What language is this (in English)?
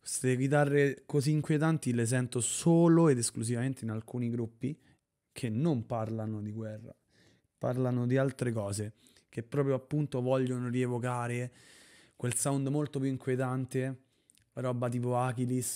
Italian